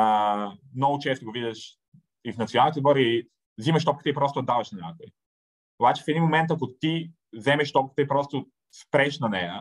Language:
Bulgarian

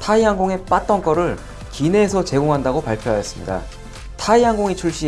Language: Korean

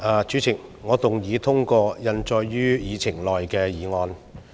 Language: Cantonese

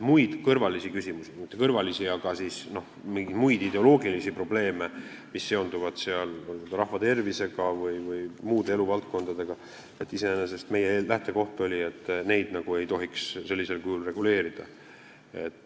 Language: Estonian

